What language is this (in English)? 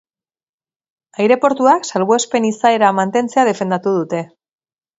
Basque